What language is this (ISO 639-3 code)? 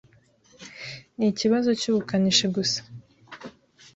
kin